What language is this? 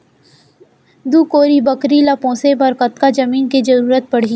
Chhattisgarhi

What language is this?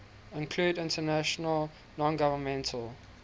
English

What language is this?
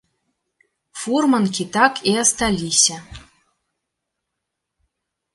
Belarusian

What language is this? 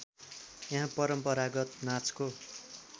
Nepali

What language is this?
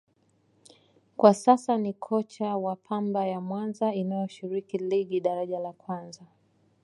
Swahili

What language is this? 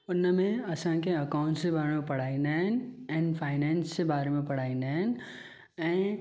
Sindhi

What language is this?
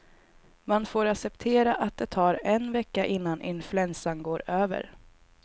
Swedish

